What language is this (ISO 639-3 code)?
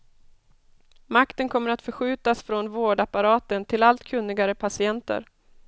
swe